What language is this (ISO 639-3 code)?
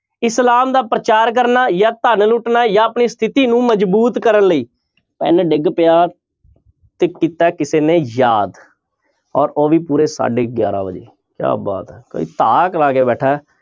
pan